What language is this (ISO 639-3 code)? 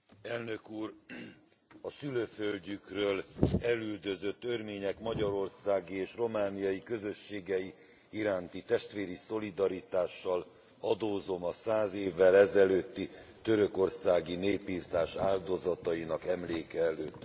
hun